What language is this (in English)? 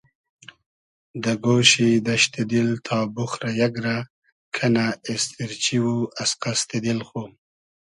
Hazaragi